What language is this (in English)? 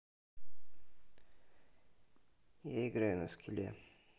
Russian